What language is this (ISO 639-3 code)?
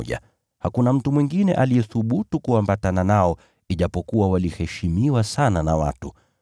swa